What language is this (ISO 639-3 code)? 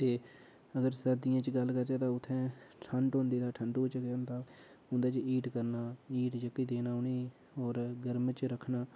doi